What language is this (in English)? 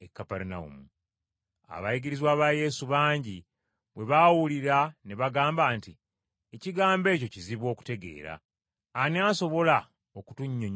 Ganda